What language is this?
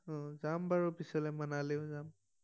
Assamese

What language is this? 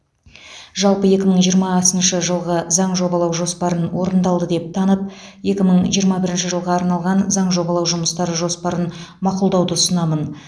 Kazakh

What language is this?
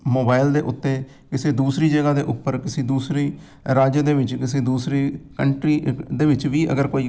Punjabi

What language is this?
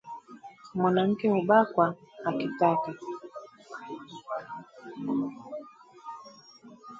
Swahili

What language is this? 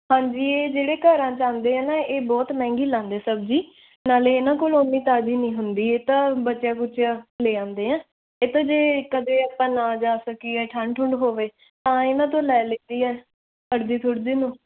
Punjabi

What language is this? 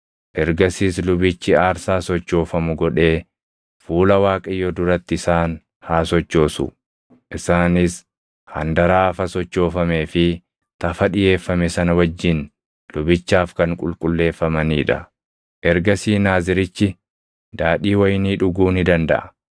Oromo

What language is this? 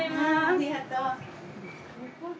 Japanese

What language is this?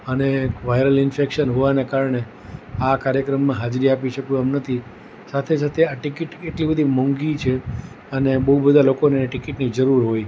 Gujarati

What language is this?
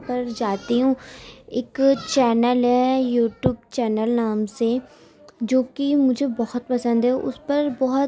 Urdu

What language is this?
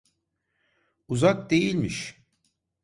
Turkish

